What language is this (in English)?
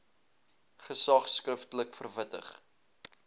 Afrikaans